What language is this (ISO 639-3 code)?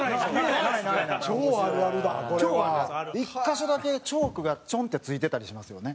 jpn